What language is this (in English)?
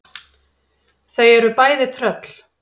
Icelandic